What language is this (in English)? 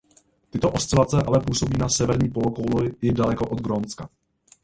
Czech